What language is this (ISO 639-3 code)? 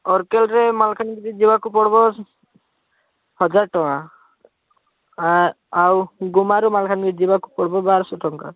ori